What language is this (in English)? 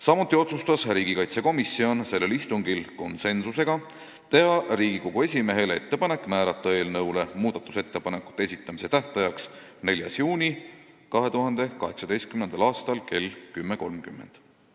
Estonian